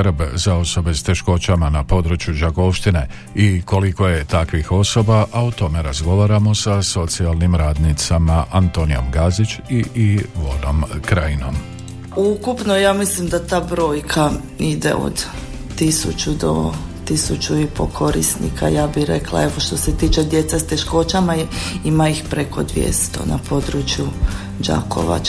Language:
Croatian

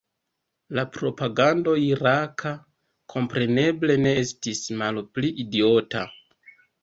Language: Esperanto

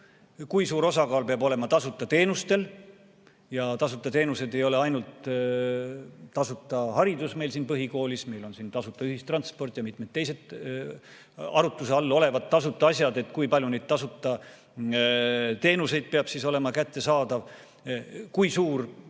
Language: Estonian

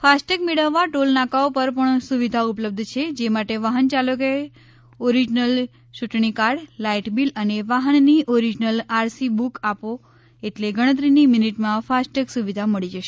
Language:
Gujarati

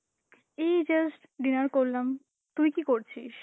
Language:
Bangla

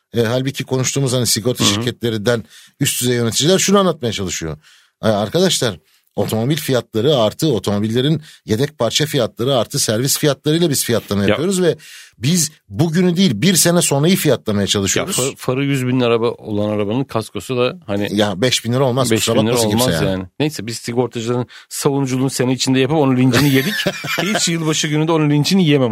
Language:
Turkish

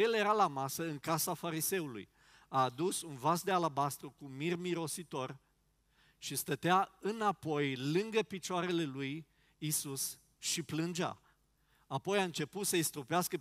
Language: Romanian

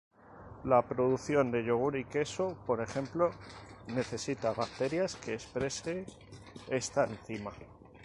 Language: Spanish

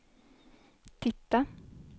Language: Swedish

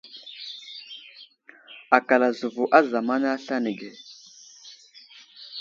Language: Wuzlam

